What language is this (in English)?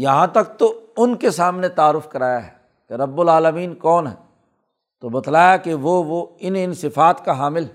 Urdu